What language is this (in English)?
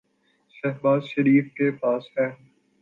Urdu